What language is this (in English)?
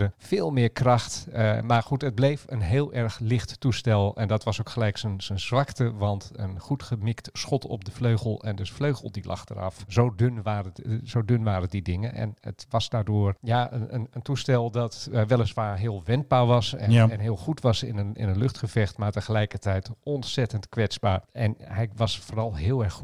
Dutch